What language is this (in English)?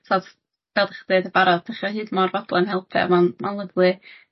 Welsh